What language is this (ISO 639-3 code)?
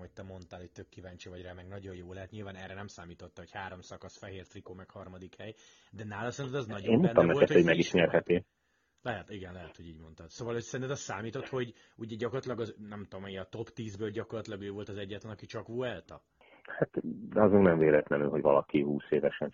hun